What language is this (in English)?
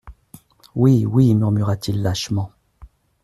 French